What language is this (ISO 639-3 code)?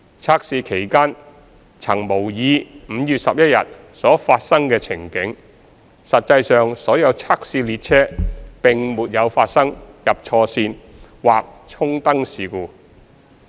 yue